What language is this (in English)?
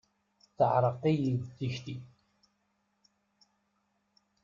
Kabyle